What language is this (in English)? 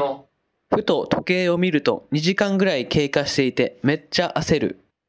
Japanese